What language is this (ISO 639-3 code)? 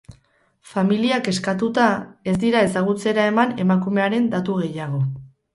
eus